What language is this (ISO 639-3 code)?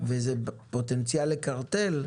heb